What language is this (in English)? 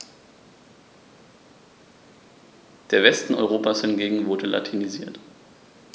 German